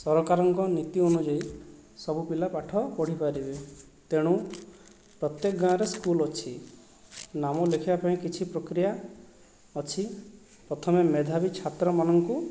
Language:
Odia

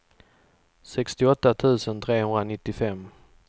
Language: Swedish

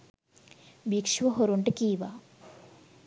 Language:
Sinhala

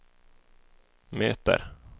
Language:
Swedish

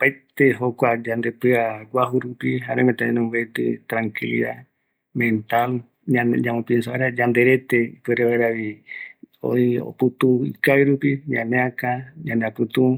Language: Eastern Bolivian Guaraní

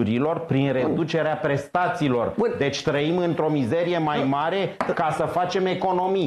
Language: Romanian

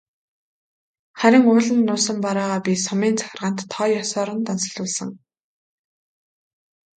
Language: Mongolian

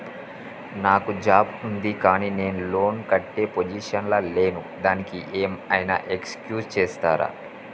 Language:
Telugu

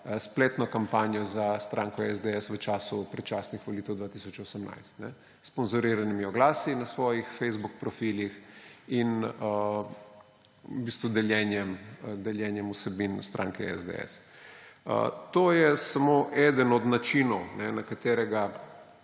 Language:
Slovenian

